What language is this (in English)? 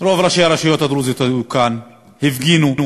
Hebrew